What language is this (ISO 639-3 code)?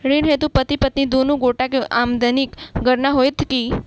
mai